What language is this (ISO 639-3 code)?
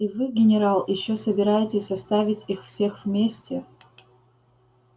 rus